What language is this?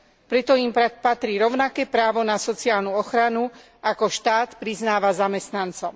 Slovak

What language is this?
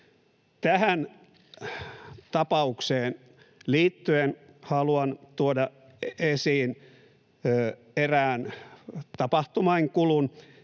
Finnish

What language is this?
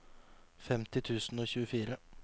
Norwegian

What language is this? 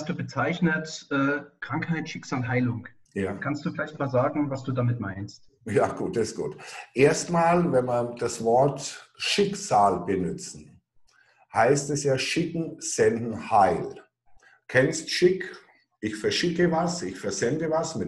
German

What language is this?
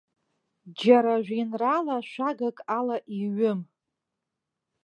Abkhazian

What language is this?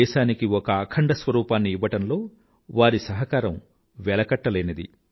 Telugu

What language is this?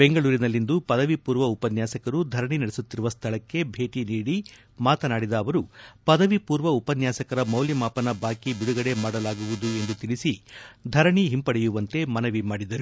Kannada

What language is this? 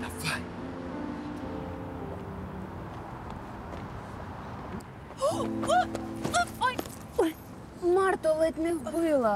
Ukrainian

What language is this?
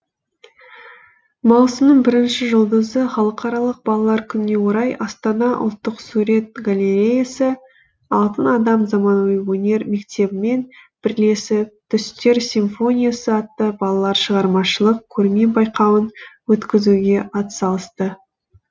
Kazakh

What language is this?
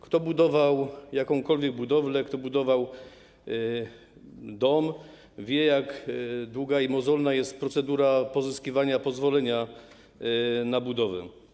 Polish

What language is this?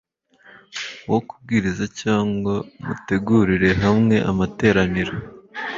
Kinyarwanda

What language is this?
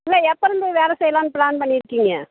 Tamil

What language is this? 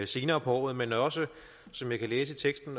Danish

